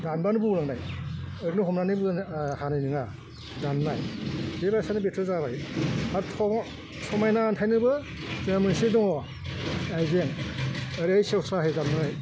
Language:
Bodo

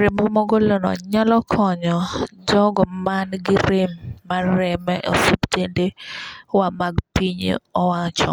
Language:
Luo (Kenya and Tanzania)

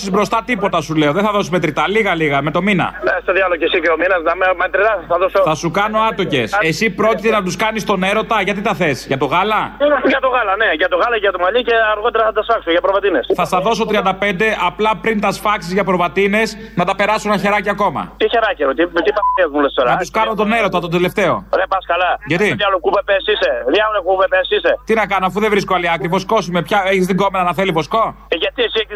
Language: Greek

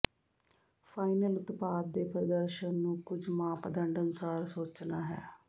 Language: Punjabi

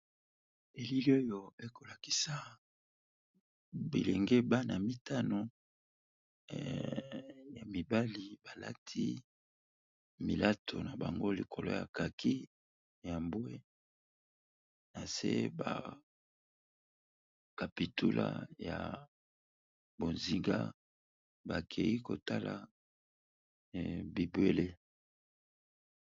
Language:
Lingala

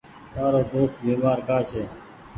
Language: Goaria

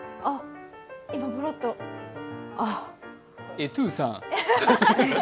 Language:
Japanese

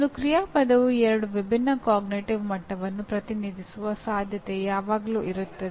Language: Kannada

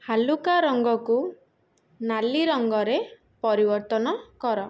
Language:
Odia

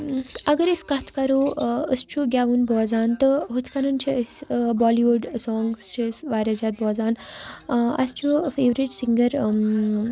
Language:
Kashmiri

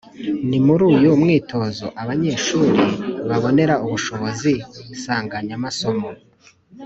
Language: Kinyarwanda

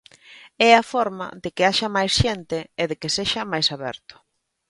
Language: Galician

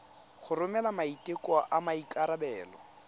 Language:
Tswana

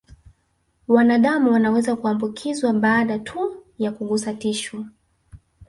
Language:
Swahili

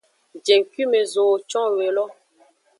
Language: Aja (Benin)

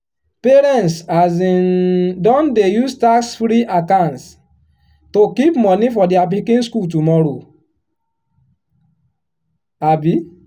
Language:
Nigerian Pidgin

